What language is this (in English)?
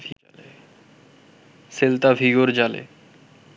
Bangla